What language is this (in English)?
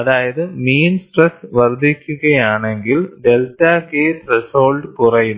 Malayalam